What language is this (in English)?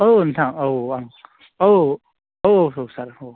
Bodo